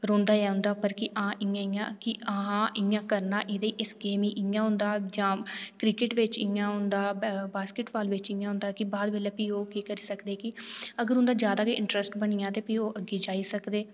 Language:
Dogri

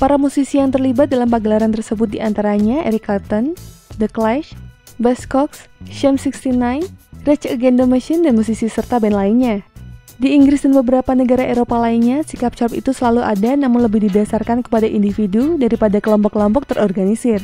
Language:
Indonesian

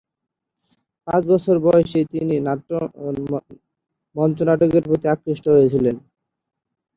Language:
Bangla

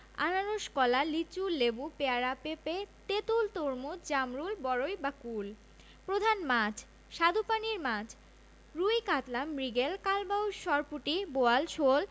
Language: Bangla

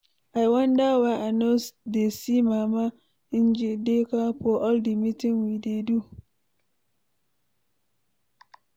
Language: Nigerian Pidgin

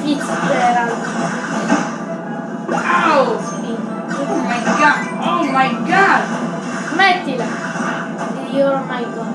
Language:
Italian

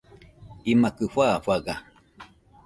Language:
Nüpode Huitoto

